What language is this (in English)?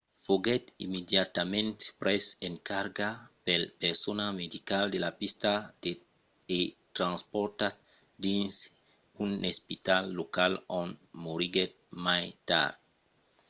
Occitan